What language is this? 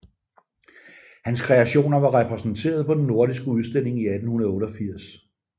Danish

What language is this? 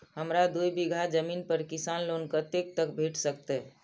Maithili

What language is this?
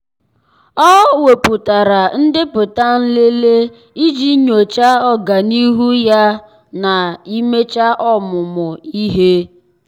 Igbo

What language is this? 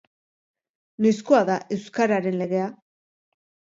Basque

